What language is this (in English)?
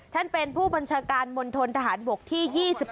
Thai